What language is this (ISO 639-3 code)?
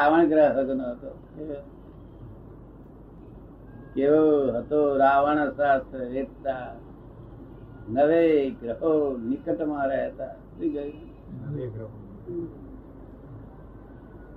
guj